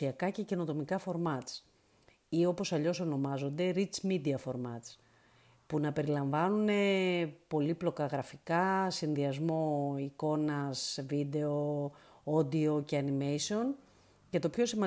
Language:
Greek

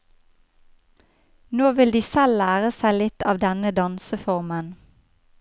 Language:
Norwegian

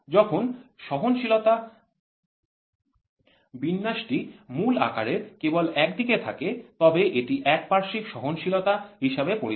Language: Bangla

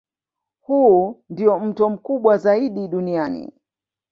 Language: Swahili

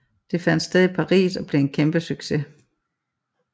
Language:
Danish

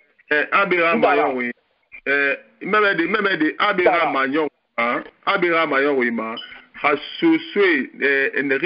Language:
French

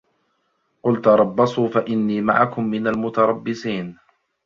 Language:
Arabic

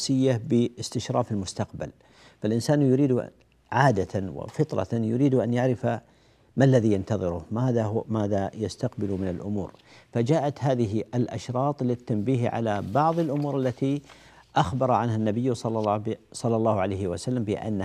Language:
Arabic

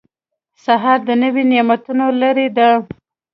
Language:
Pashto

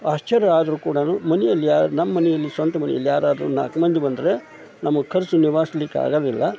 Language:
Kannada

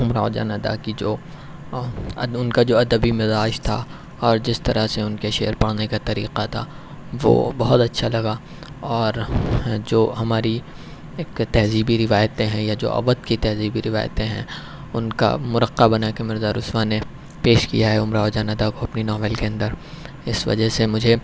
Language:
Urdu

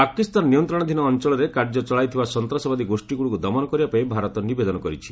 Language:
Odia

